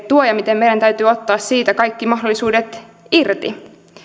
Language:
Finnish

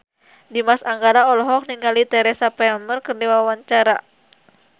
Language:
Sundanese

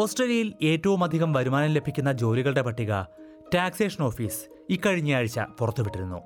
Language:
Malayalam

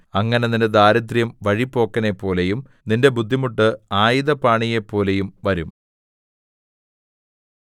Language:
Malayalam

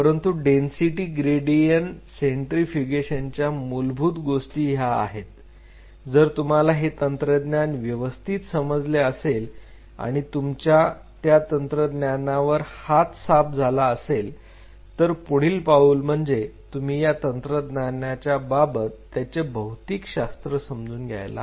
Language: Marathi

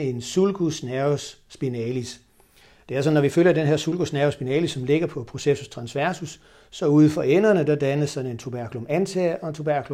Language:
Danish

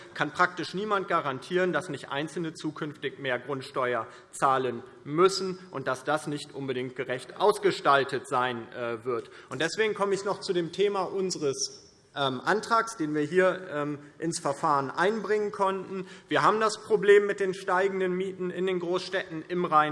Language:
German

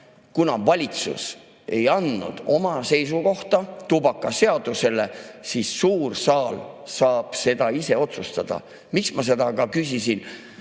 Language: Estonian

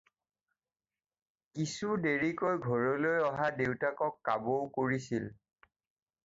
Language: Assamese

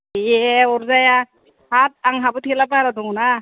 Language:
Bodo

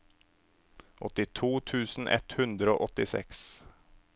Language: Norwegian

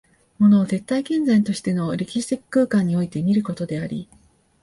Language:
Japanese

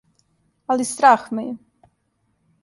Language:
Serbian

